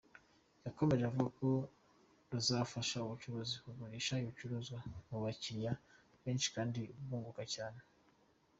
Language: Kinyarwanda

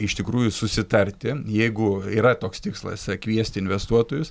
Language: Lithuanian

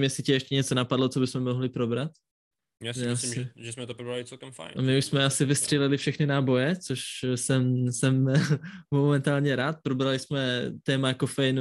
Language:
Czech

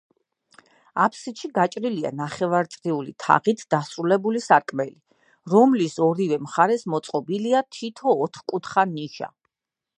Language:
Georgian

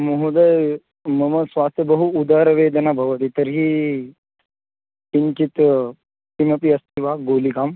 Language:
Sanskrit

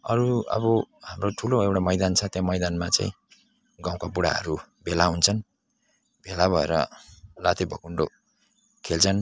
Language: Nepali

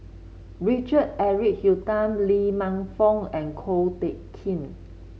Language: English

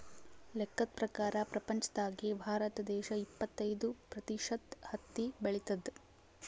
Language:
Kannada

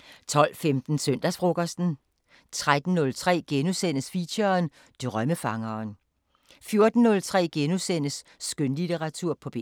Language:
Danish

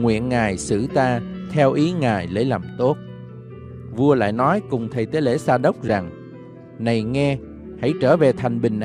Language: Vietnamese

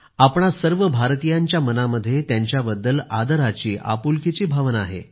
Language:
Marathi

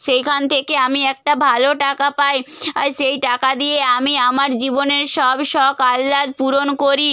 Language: Bangla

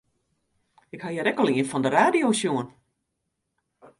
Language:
Western Frisian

